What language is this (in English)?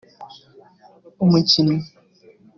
Kinyarwanda